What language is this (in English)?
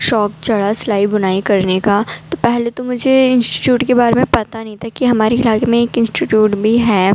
Urdu